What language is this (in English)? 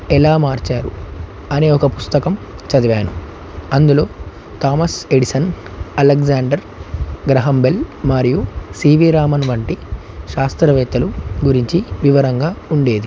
Telugu